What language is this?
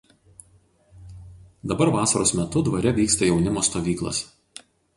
Lithuanian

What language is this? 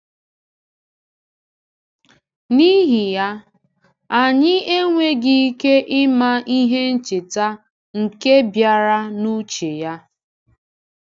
Igbo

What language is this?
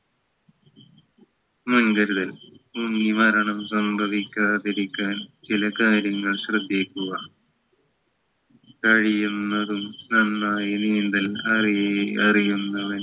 Malayalam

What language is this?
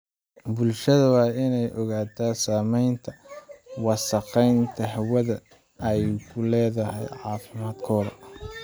Somali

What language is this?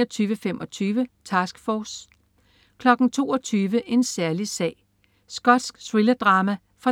Danish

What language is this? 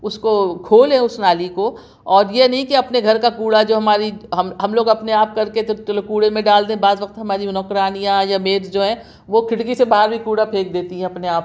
Urdu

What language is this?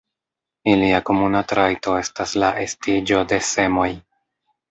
Esperanto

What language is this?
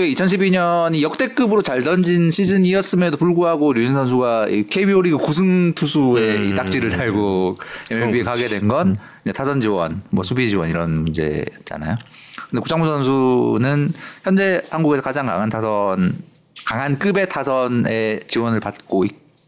Korean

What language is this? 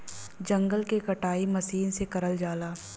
Bhojpuri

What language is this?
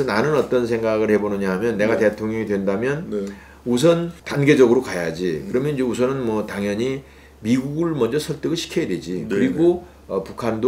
Korean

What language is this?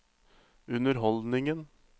Norwegian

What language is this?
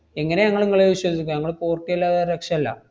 Malayalam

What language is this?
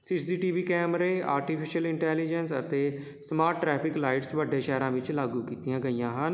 Punjabi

